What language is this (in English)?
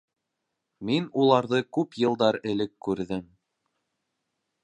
Bashkir